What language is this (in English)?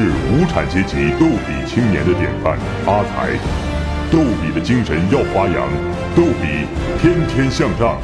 Chinese